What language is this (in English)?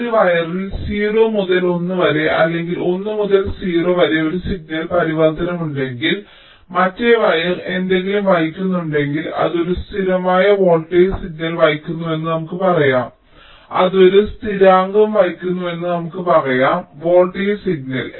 Malayalam